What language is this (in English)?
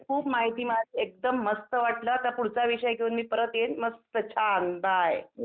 Marathi